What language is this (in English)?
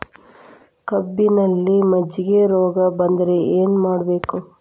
Kannada